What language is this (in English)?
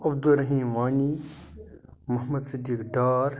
Kashmiri